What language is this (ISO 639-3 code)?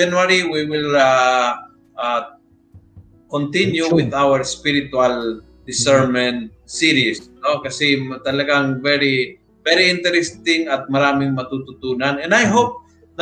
fil